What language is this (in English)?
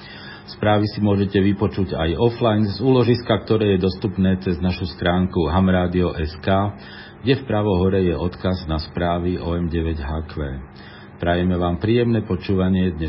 Slovak